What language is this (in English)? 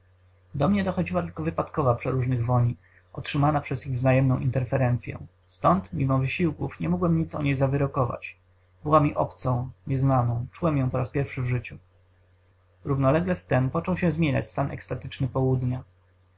Polish